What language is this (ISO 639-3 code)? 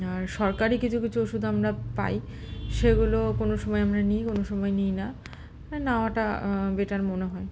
ben